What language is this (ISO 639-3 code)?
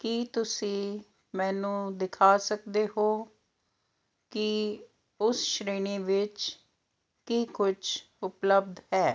pan